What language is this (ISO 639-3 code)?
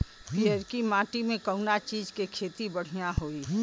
bho